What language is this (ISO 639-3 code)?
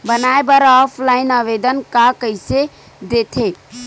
hne